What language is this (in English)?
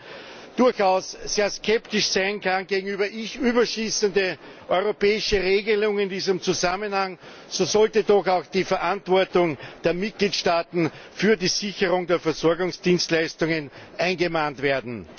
German